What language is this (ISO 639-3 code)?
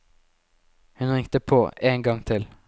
nor